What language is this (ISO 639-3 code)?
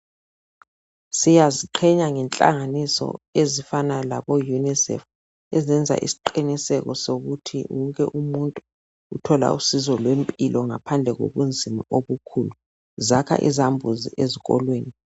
nde